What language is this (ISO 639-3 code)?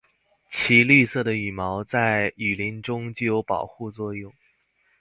zho